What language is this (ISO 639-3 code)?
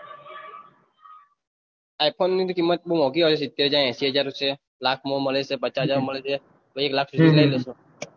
guj